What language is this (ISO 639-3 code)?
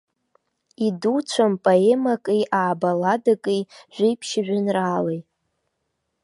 abk